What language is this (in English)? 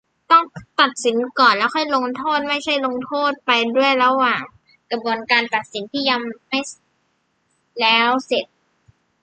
Thai